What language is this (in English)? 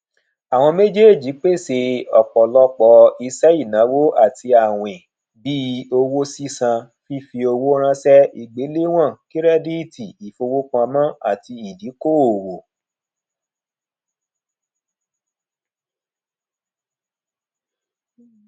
Yoruba